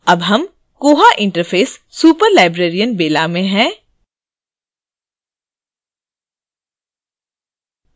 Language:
Hindi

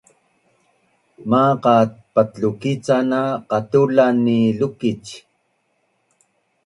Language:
Bunun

